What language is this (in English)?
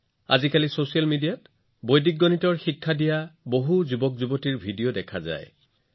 Assamese